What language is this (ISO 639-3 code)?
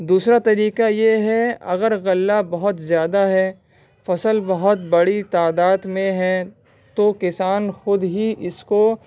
urd